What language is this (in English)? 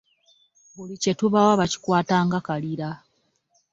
Ganda